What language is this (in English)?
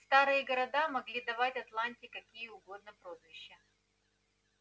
Russian